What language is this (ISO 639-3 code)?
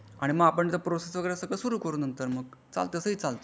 mar